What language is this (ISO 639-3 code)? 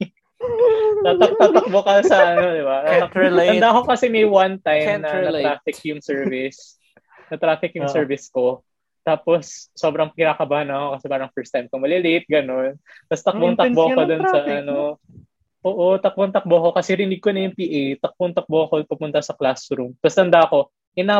fil